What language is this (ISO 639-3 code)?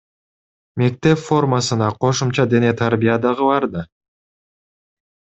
kir